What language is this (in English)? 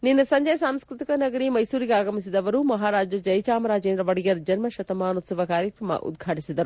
Kannada